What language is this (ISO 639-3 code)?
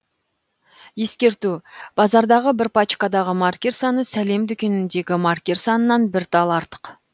kaz